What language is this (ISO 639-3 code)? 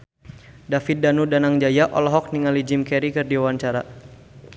sun